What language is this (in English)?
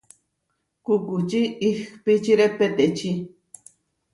Huarijio